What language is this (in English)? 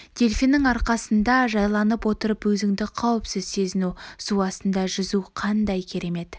Kazakh